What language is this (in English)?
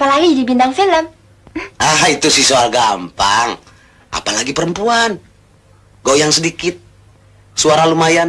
Indonesian